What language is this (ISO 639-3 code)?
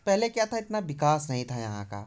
hin